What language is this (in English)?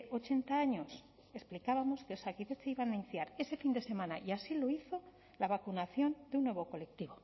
Spanish